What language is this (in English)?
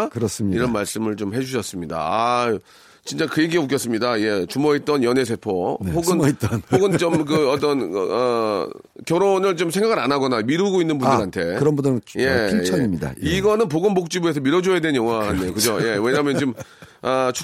Korean